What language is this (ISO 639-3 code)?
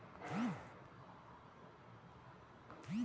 kan